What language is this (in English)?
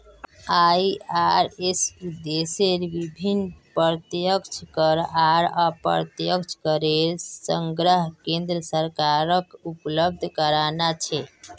Magahi